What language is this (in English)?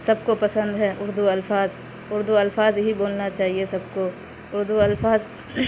Urdu